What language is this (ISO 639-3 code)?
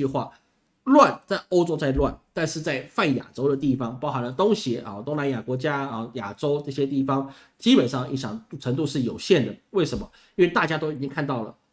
zho